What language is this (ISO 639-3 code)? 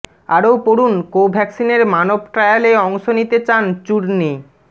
ben